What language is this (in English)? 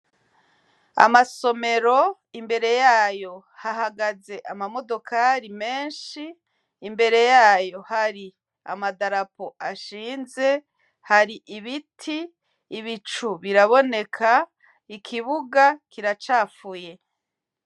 Rundi